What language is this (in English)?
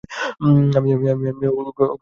Bangla